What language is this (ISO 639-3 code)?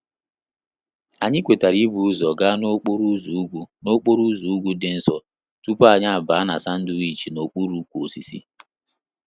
ibo